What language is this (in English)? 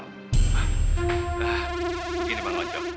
Indonesian